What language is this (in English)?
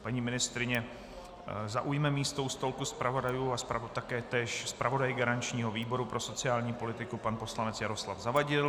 Czech